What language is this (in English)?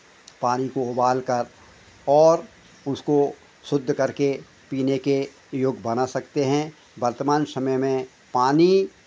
Hindi